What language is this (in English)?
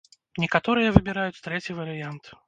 Belarusian